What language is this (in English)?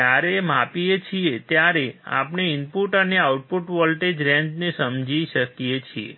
Gujarati